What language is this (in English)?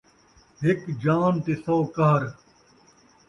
Saraiki